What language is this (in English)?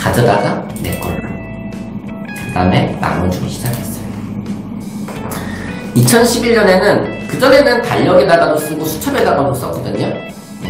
Korean